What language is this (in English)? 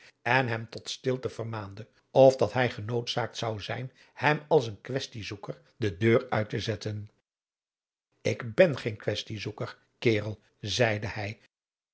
Dutch